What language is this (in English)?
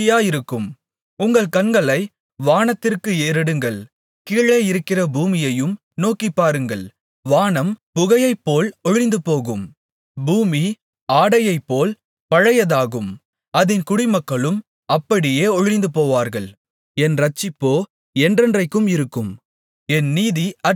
Tamil